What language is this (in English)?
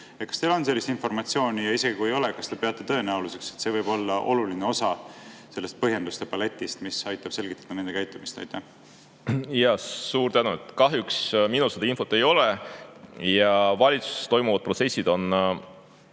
Estonian